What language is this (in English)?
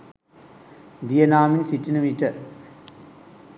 Sinhala